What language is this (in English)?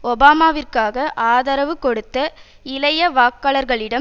Tamil